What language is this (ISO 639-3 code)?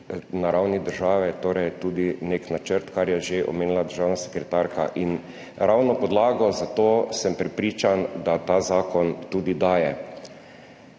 slv